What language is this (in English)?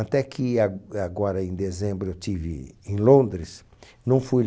Portuguese